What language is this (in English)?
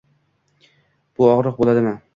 Uzbek